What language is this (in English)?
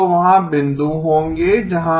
Hindi